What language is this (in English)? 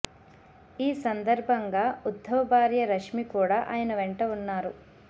Telugu